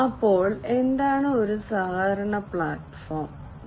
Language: Malayalam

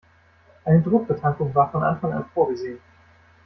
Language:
German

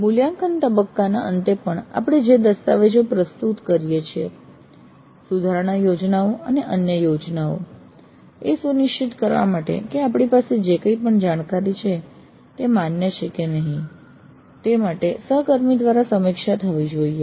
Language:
Gujarati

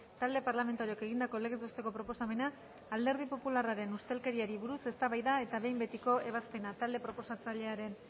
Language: Basque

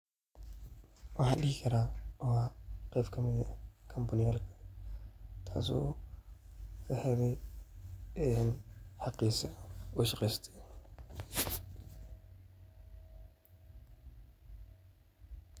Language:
Somali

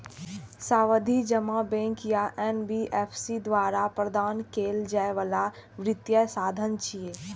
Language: Maithili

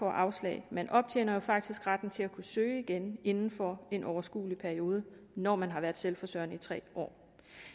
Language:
Danish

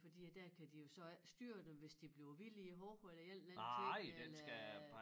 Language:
Danish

